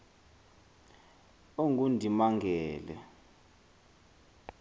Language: Xhosa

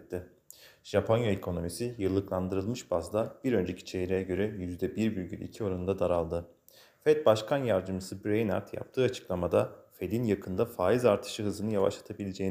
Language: Turkish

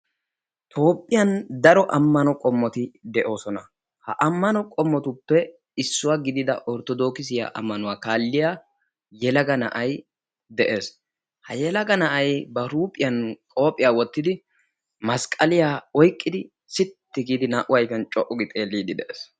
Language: Wolaytta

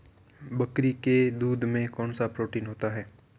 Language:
Hindi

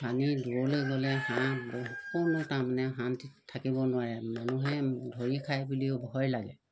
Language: Assamese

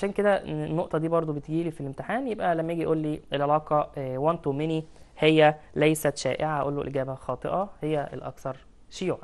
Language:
Arabic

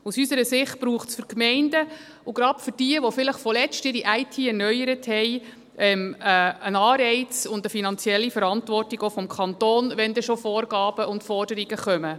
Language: Swiss German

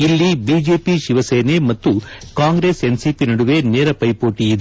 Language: Kannada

